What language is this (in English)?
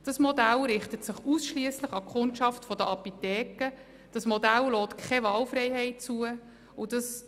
Swiss German